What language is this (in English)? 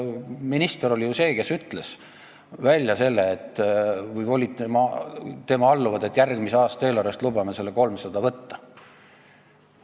Estonian